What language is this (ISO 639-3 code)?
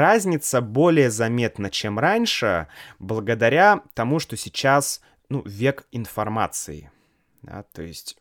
rus